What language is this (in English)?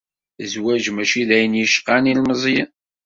Kabyle